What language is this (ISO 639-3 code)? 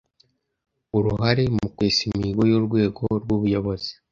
kin